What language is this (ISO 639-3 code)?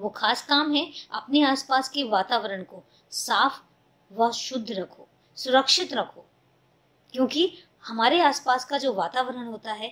hin